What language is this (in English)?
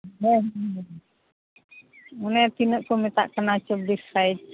Santali